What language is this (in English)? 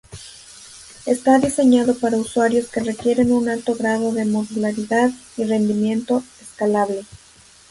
Spanish